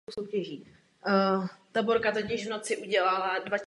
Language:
Czech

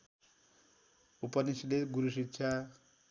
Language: Nepali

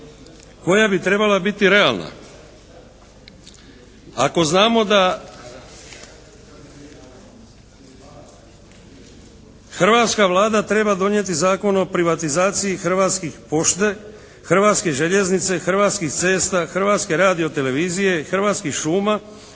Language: Croatian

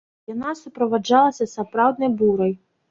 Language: Belarusian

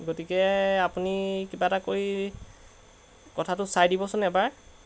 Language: Assamese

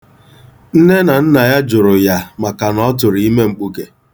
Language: Igbo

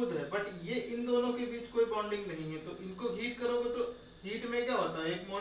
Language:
Hindi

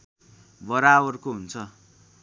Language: Nepali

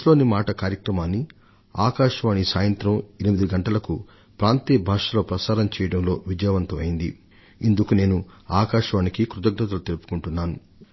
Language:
Telugu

